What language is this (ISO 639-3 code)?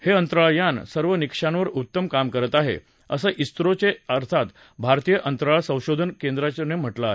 mar